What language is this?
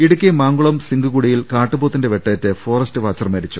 Malayalam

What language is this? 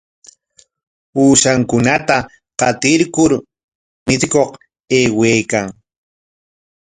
Corongo Ancash Quechua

